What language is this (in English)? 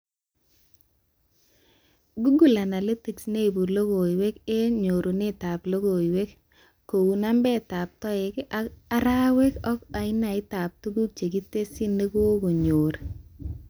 Kalenjin